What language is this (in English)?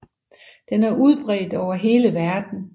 Danish